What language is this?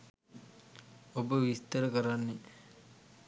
Sinhala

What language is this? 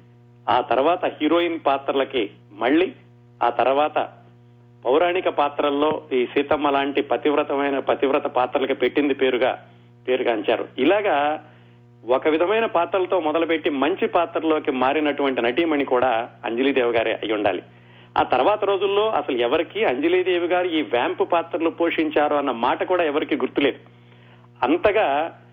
Telugu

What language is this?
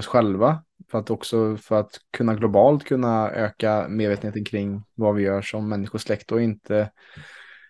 Swedish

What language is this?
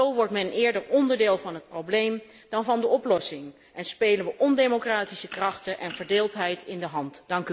Dutch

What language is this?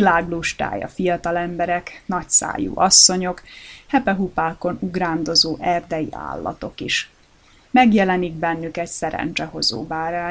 Hungarian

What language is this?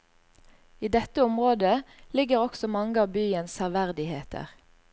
Norwegian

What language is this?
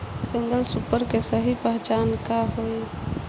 Bhojpuri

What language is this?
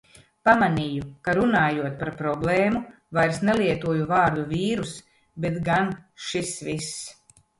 Latvian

